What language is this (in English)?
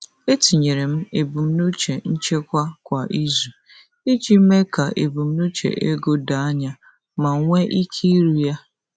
Igbo